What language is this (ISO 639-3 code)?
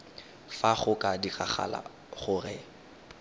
tsn